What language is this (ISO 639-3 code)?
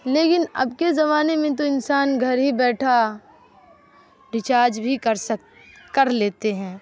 urd